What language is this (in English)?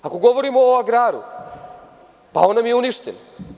Serbian